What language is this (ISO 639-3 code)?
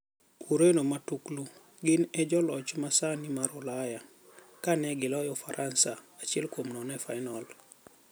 luo